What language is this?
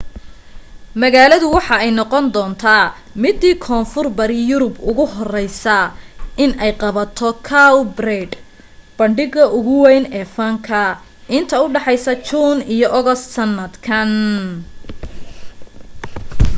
Somali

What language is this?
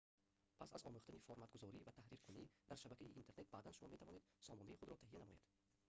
Tajik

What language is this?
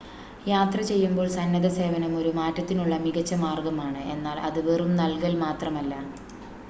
Malayalam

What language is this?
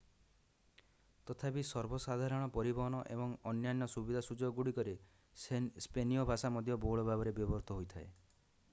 Odia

